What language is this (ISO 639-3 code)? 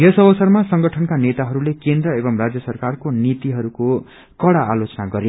nep